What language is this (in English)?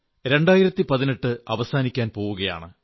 Malayalam